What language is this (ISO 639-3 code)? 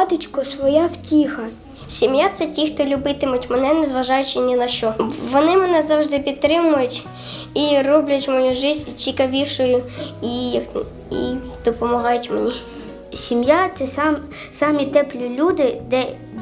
ukr